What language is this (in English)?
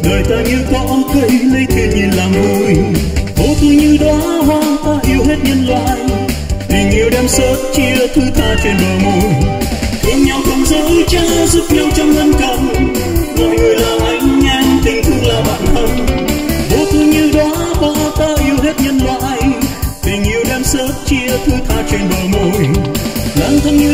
Vietnamese